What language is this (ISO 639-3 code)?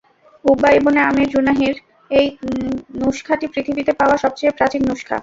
ben